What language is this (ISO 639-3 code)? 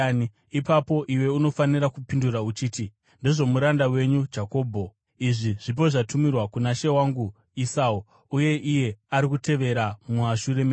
sna